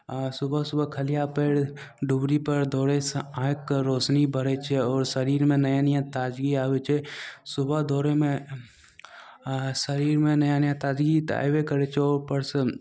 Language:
Maithili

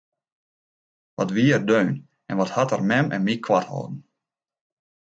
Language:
Western Frisian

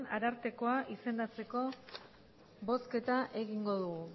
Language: Basque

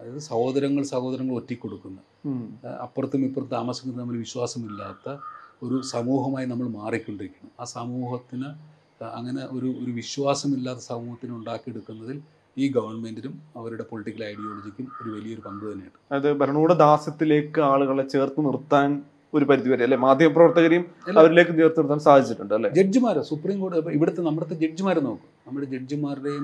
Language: Malayalam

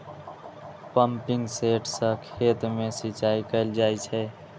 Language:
Maithili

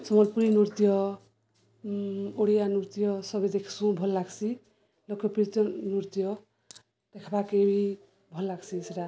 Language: Odia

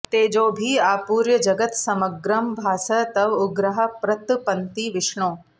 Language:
Sanskrit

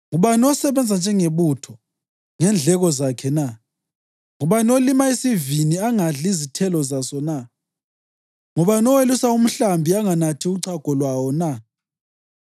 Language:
North Ndebele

